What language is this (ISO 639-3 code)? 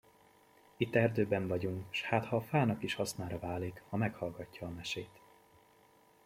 hun